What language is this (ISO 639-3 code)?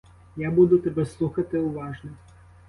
ukr